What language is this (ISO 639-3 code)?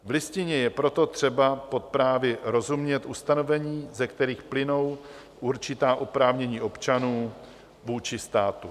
ces